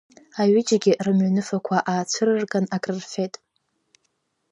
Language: Abkhazian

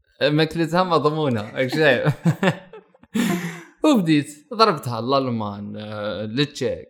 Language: Arabic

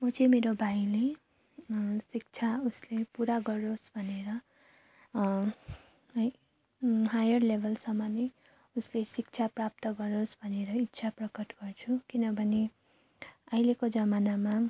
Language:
Nepali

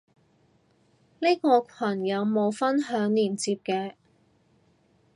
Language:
Cantonese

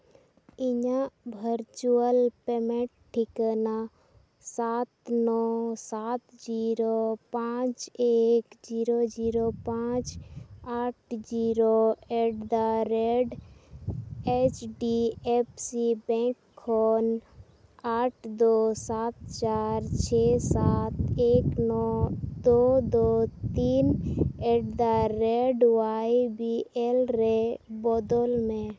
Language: Santali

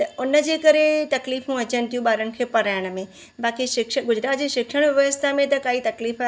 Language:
Sindhi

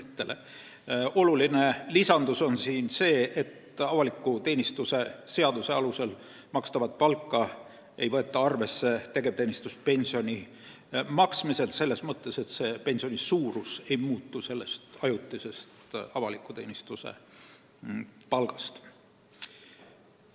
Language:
Estonian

